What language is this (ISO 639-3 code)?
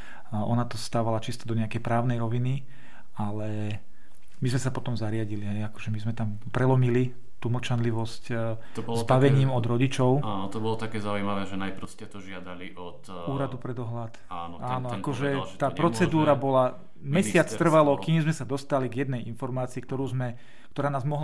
slk